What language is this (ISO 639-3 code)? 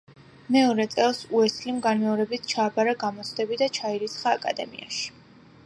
kat